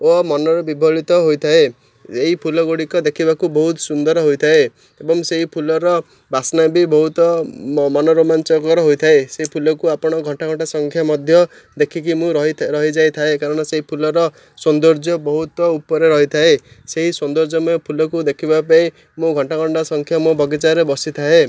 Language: Odia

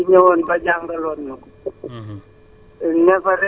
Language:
Wolof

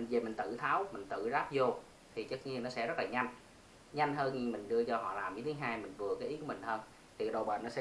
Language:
Vietnamese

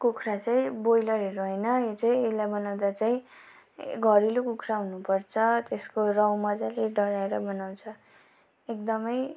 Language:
Nepali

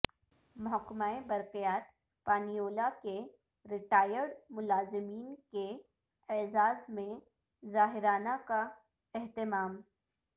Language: Urdu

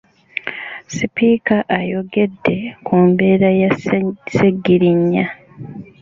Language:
Ganda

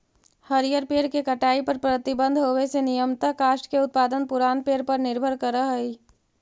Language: Magahi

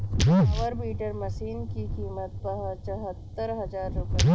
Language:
Hindi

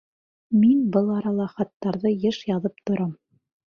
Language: Bashkir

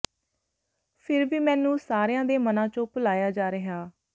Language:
Punjabi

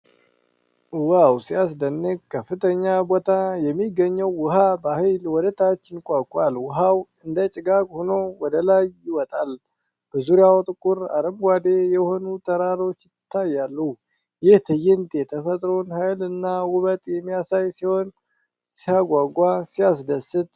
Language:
Amharic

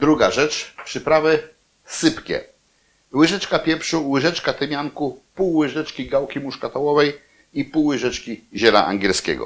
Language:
Polish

